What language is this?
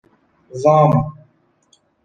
Persian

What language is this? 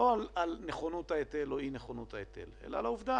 Hebrew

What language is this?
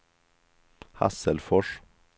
Swedish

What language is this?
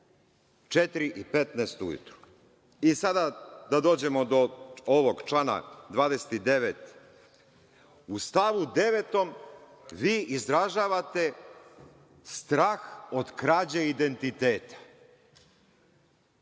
Serbian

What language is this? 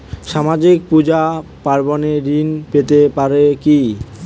Bangla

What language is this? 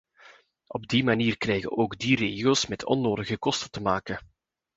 Dutch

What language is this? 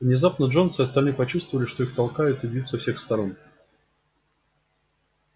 Russian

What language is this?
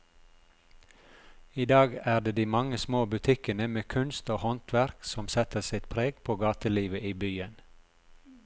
Norwegian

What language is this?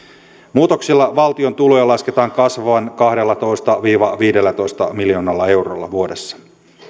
Finnish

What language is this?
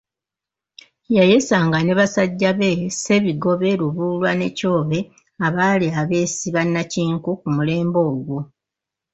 Ganda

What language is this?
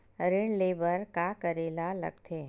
Chhattisgarhi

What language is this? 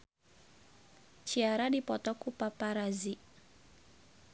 Sundanese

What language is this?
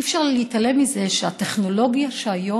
Hebrew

